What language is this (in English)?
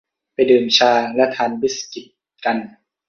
Thai